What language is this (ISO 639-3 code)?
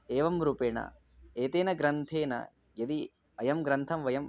san